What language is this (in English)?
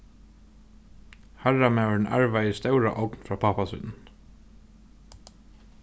Faroese